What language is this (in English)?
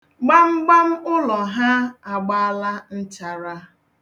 Igbo